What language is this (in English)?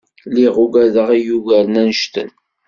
Kabyle